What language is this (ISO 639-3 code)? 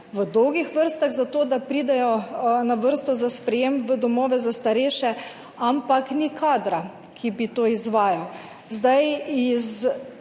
slv